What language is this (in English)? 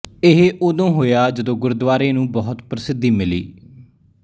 Punjabi